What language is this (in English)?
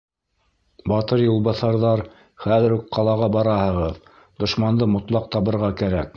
Bashkir